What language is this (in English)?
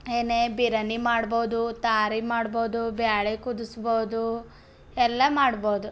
Kannada